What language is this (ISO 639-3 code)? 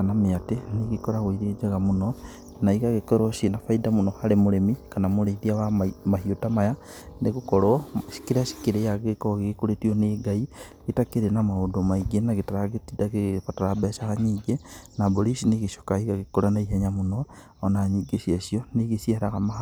kik